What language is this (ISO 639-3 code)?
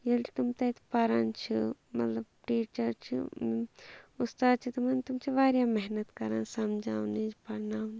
kas